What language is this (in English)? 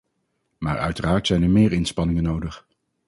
Dutch